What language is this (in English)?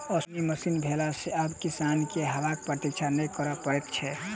Maithili